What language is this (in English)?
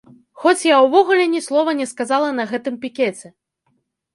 Belarusian